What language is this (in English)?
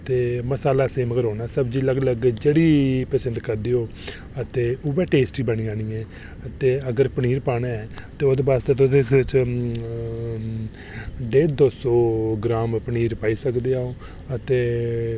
Dogri